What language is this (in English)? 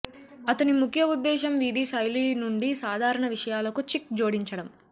Telugu